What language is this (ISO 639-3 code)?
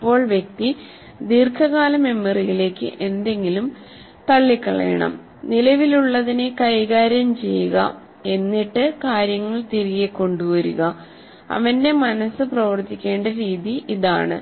mal